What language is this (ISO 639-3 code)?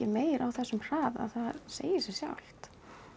isl